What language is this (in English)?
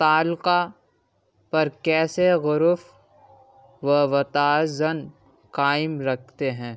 Urdu